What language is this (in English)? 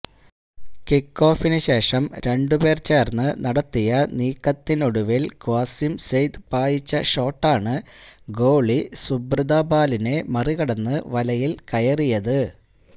Malayalam